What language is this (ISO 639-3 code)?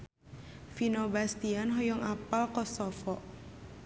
sun